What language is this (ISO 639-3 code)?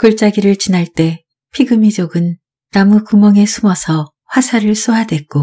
kor